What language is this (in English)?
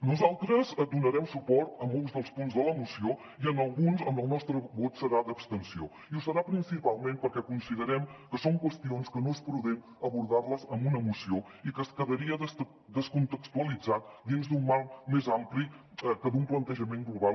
Catalan